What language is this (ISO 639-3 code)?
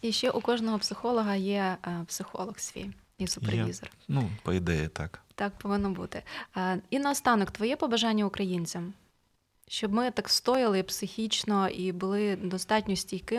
ukr